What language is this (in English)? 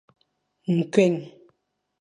Fang